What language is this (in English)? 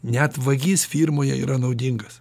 Lithuanian